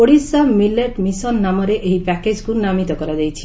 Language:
Odia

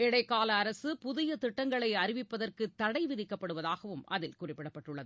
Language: Tamil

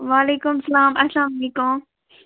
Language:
Kashmiri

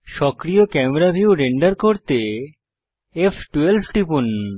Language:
Bangla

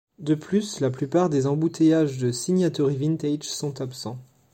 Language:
French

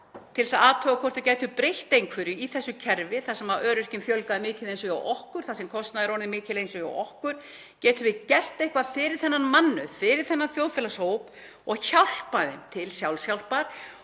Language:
Icelandic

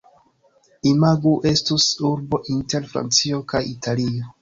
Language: Esperanto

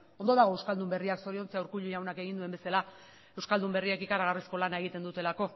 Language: Basque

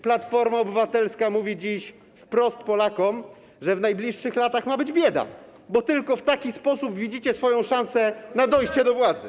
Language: Polish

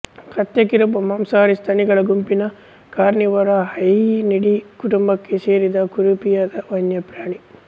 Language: Kannada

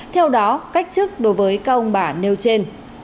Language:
Vietnamese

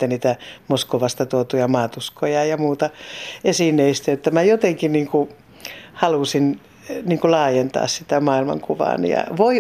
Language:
Finnish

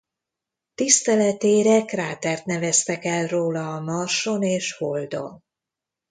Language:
Hungarian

